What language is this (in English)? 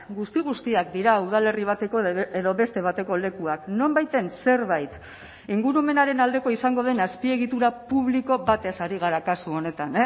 Basque